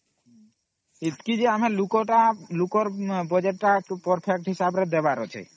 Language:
Odia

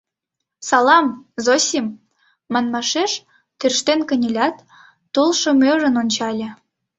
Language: Mari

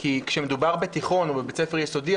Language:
Hebrew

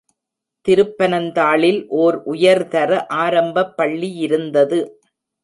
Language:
Tamil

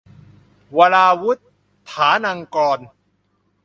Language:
Thai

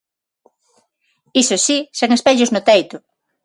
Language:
Galician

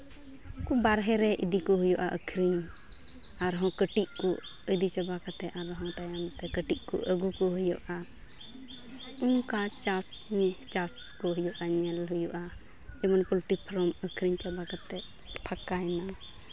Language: Santali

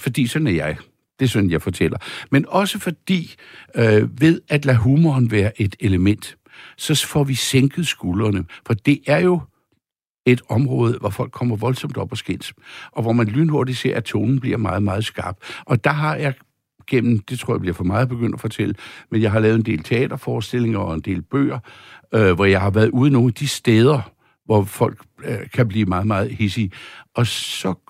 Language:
Danish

